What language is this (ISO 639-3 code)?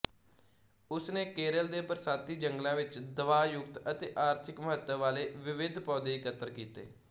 pan